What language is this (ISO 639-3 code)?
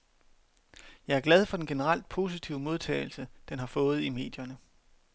dan